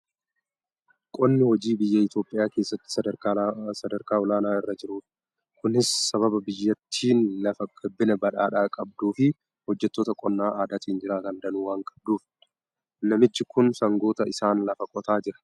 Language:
Oromo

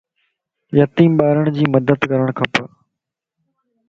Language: Lasi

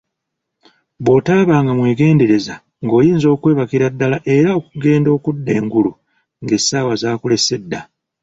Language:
Ganda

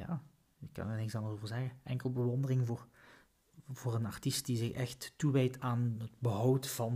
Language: Dutch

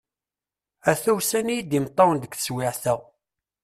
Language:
Kabyle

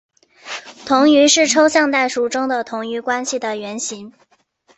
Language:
Chinese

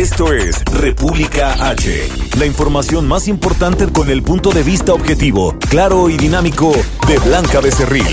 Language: Spanish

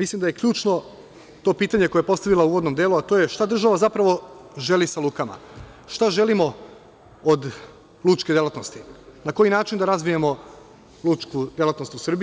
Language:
Serbian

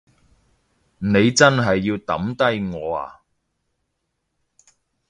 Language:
Cantonese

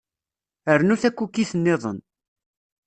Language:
Kabyle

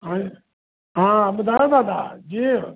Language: Sindhi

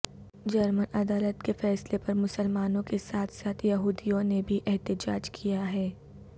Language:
Urdu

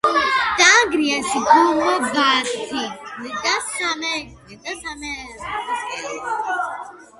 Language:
Georgian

